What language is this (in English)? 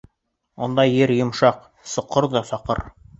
Bashkir